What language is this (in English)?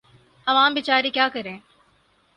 Urdu